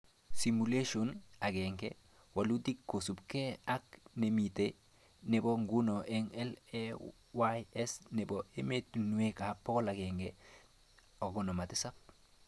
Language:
Kalenjin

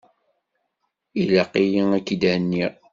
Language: Kabyle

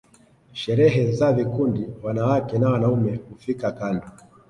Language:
Swahili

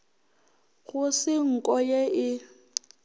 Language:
Northern Sotho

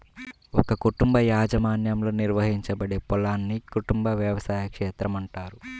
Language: Telugu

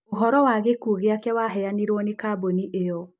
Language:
Kikuyu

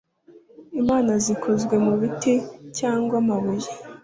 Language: Kinyarwanda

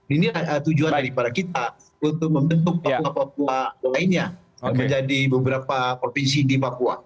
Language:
Indonesian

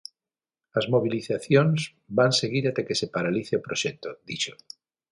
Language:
Galician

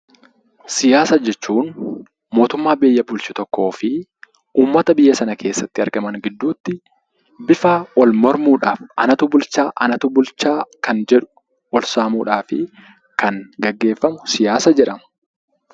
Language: Oromo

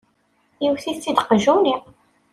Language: Kabyle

